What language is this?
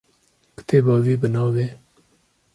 Kurdish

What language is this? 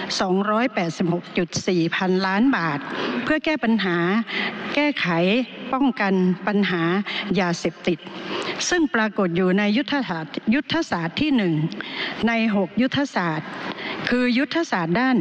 Thai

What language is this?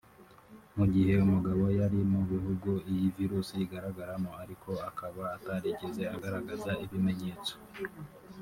Kinyarwanda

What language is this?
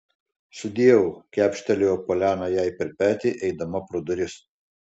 Lithuanian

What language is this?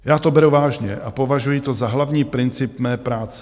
Czech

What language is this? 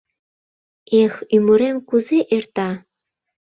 Mari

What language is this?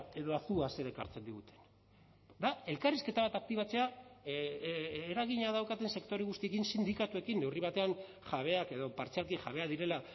Basque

